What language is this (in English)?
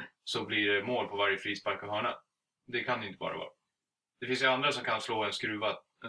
Swedish